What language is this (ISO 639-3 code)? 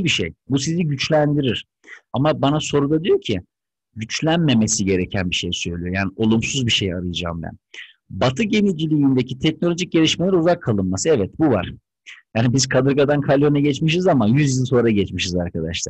tur